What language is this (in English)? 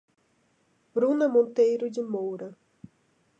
Portuguese